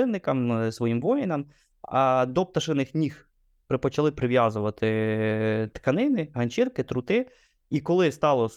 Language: Ukrainian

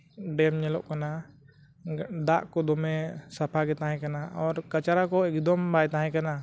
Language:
Santali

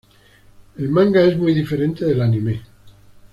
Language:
Spanish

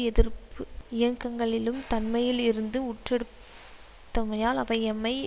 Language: Tamil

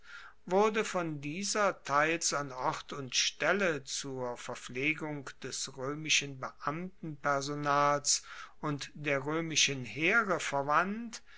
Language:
German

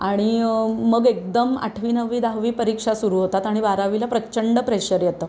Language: Marathi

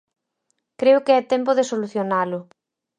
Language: Galician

